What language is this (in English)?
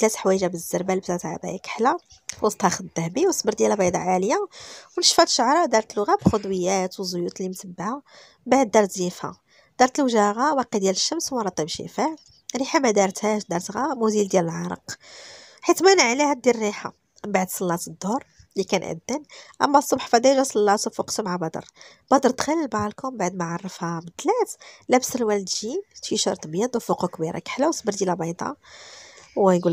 Arabic